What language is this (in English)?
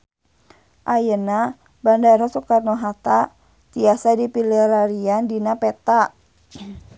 Sundanese